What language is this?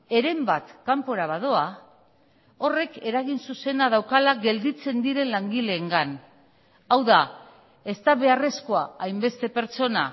Basque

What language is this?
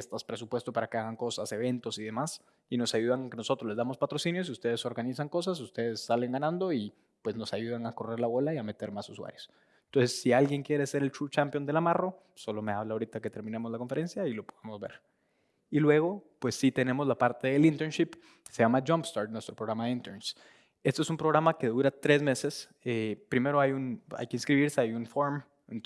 Spanish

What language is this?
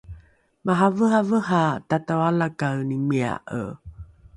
Rukai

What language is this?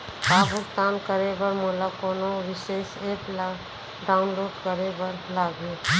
Chhattisgarhi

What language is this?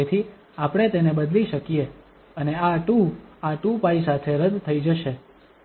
Gujarati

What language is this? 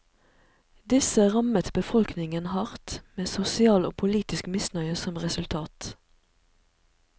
Norwegian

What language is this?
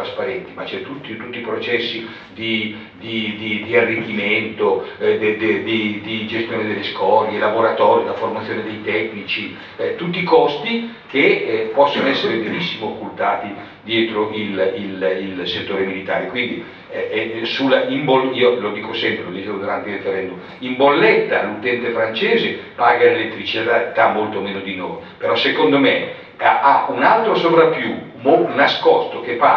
Italian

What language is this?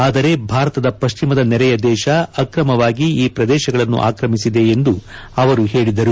Kannada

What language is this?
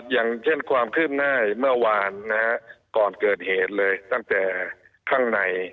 Thai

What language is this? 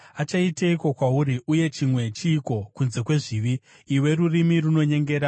Shona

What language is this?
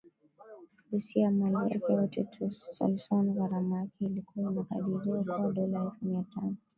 Swahili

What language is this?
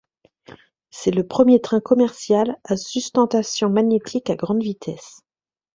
French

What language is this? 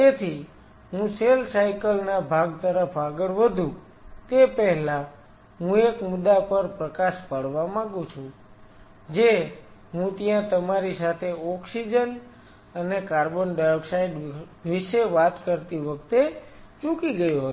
Gujarati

